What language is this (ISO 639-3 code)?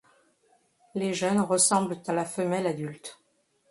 fra